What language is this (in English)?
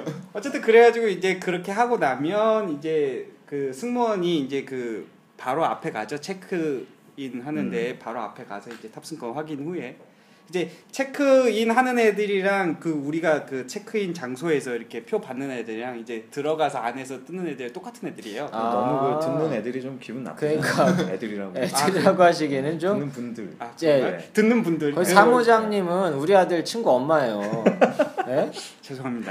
Korean